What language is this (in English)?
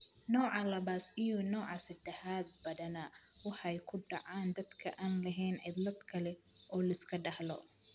Somali